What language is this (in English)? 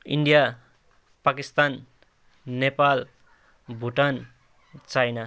Nepali